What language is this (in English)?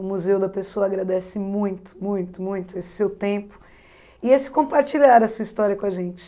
Portuguese